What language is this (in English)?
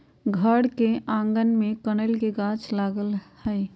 Magahi